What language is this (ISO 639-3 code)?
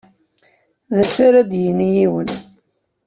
kab